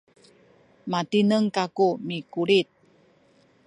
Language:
Sakizaya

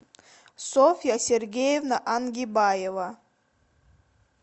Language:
Russian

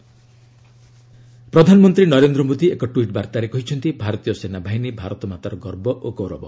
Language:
Odia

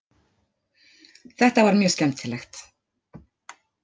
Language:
Icelandic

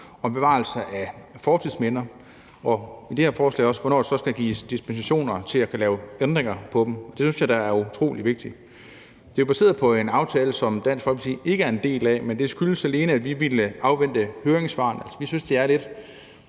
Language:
Danish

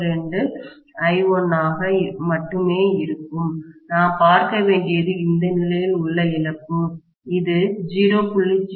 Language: Tamil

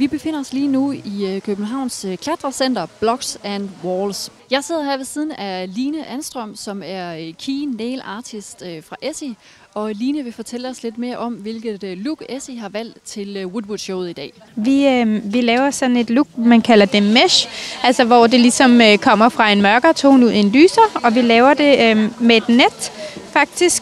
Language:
Danish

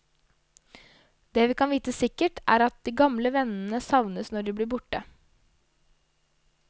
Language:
Norwegian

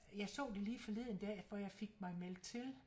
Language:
Danish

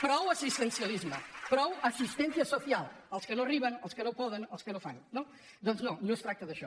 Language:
Catalan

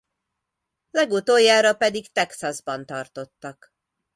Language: Hungarian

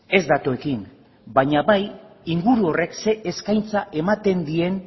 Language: Basque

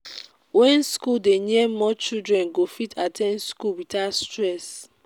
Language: Nigerian Pidgin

